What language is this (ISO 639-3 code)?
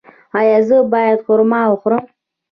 pus